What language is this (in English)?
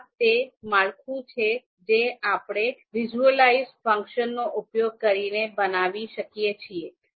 Gujarati